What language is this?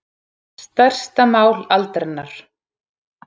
Icelandic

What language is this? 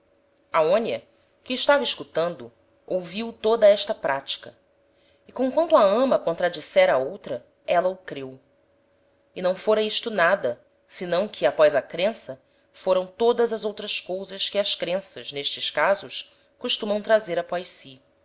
Portuguese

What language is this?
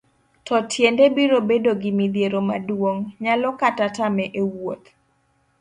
Luo (Kenya and Tanzania)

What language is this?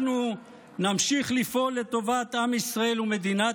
Hebrew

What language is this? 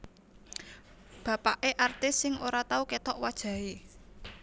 Javanese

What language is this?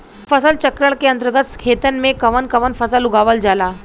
Bhojpuri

